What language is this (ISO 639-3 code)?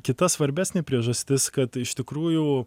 lit